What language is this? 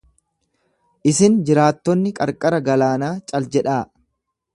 Oromo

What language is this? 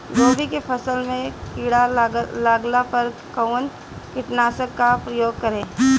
Bhojpuri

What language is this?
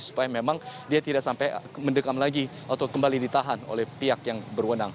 Indonesian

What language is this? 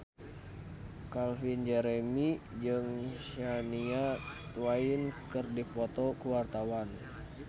Sundanese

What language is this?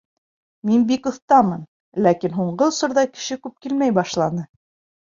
Bashkir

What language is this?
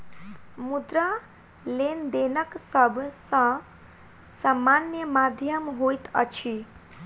Maithili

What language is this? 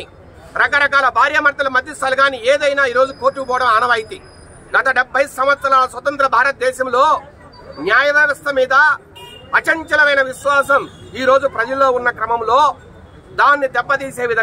Telugu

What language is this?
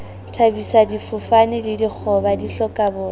Southern Sotho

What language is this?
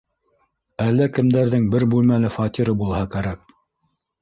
Bashkir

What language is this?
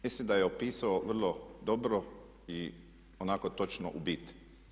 Croatian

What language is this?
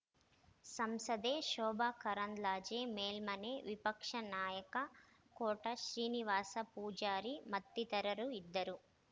Kannada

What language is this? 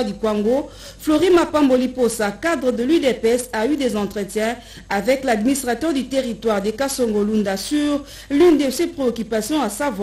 French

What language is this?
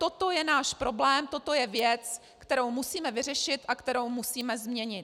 Czech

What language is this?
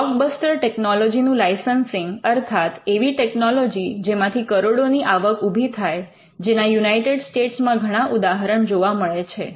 Gujarati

